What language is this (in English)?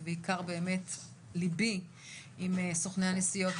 Hebrew